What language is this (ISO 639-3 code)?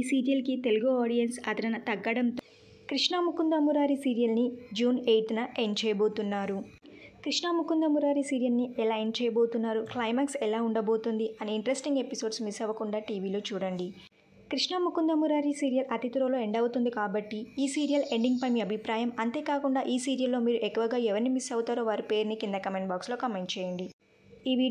tel